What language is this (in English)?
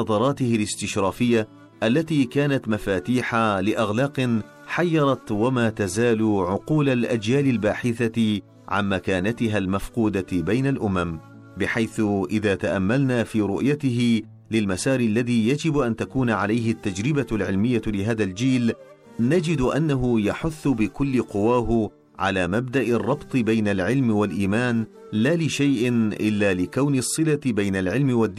Arabic